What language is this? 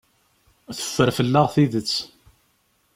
Kabyle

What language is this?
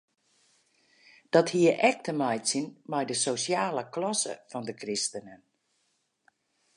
Western Frisian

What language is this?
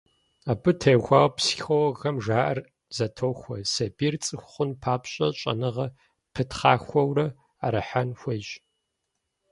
Kabardian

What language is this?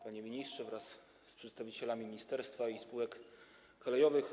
Polish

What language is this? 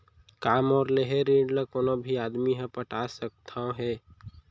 Chhattisgarhi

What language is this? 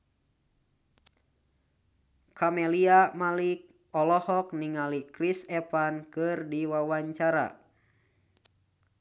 Sundanese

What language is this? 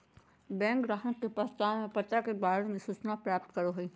Magahi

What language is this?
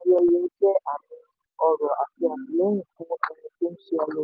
Yoruba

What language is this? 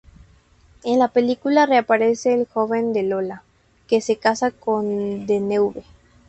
Spanish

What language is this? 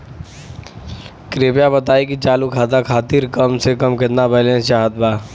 Bhojpuri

